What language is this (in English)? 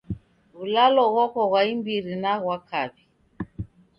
Taita